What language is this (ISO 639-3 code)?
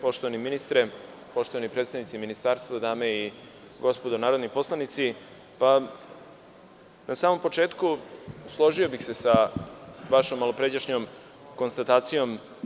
srp